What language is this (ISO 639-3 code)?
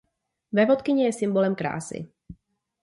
ces